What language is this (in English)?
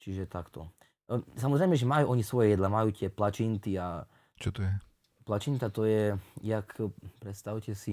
Slovak